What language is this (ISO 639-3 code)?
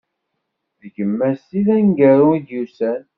kab